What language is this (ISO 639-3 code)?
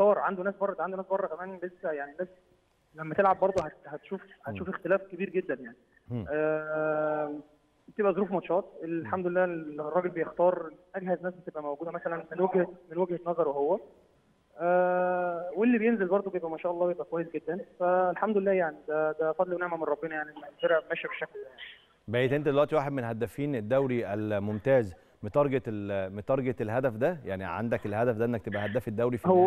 ara